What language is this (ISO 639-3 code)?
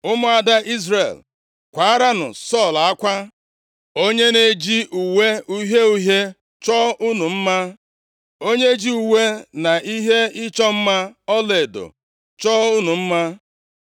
ibo